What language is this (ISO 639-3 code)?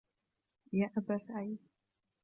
ara